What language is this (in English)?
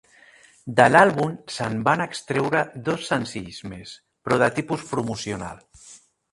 Catalan